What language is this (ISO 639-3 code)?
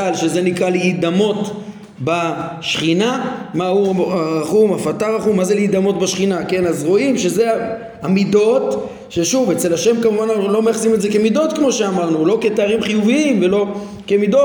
heb